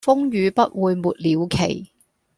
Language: Cantonese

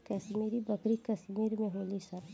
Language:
Bhojpuri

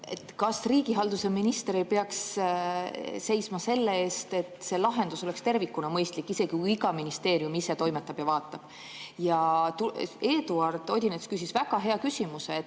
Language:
Estonian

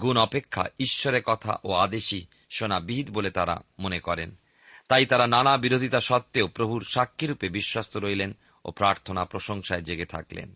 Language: Bangla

